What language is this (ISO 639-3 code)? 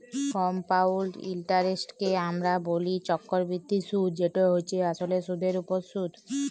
ben